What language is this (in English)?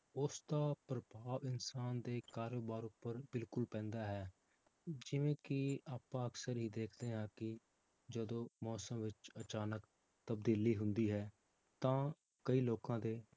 Punjabi